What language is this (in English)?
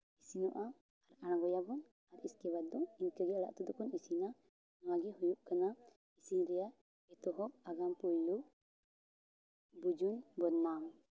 Santali